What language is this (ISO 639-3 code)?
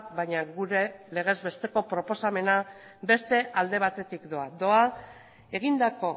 eus